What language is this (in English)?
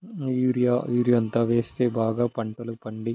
Telugu